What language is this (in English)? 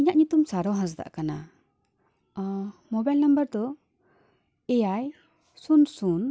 Santali